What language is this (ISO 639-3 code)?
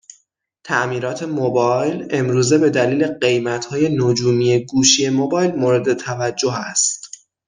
fas